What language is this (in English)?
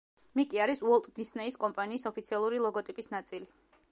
Georgian